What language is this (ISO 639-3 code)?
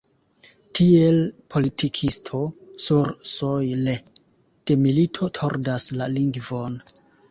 epo